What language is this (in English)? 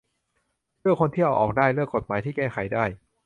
Thai